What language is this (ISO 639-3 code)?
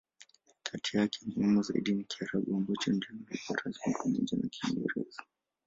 swa